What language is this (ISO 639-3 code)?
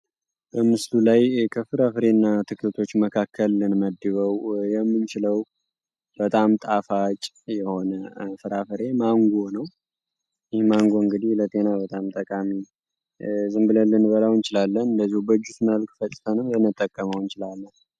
amh